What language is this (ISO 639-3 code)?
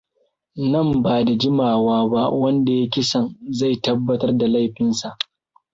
hau